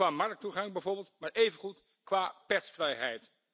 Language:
Dutch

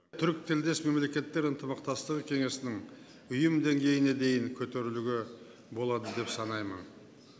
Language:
Kazakh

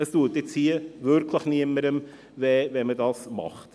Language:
Swiss German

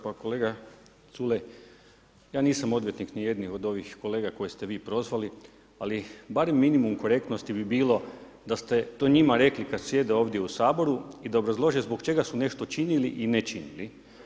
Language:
Croatian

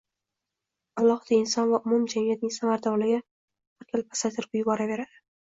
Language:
Uzbek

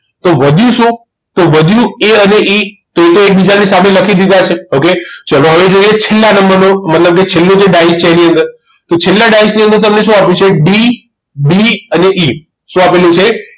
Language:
Gujarati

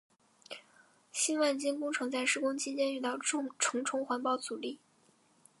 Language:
Chinese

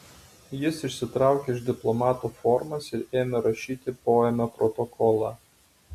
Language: Lithuanian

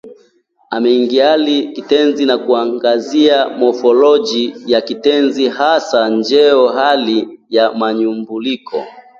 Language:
Swahili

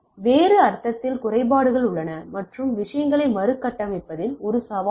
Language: Tamil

